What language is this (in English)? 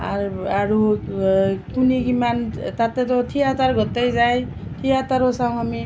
Assamese